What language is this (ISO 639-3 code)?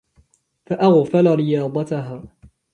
ara